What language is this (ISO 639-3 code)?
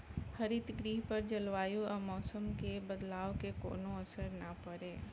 bho